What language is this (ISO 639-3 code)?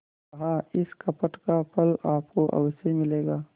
hin